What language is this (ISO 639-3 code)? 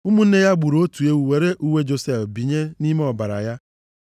ibo